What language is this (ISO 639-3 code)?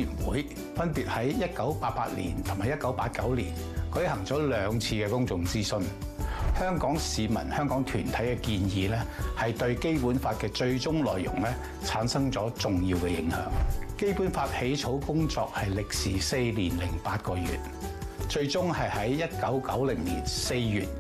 zho